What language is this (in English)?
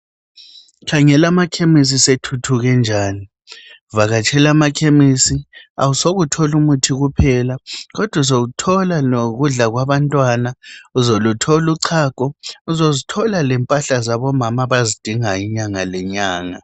North Ndebele